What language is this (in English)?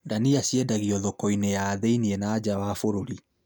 Kikuyu